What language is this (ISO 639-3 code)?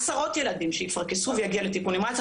heb